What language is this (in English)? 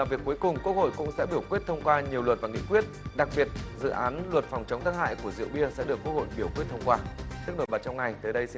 Vietnamese